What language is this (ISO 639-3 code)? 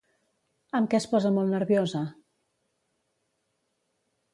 cat